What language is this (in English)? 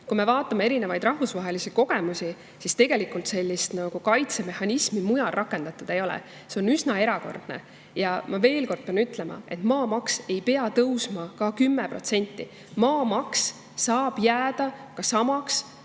Estonian